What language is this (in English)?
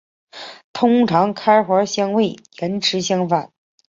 Chinese